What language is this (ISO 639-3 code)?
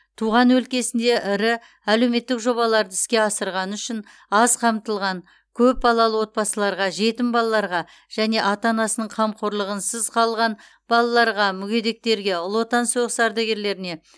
kaz